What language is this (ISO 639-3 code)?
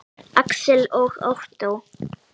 isl